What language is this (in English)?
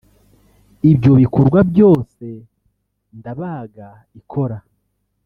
Kinyarwanda